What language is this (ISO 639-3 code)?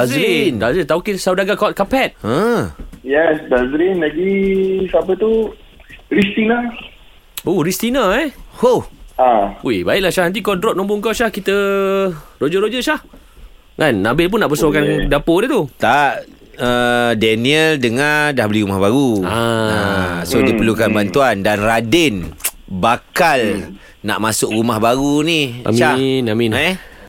msa